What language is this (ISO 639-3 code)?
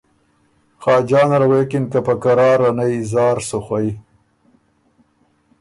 oru